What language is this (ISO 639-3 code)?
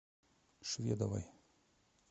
rus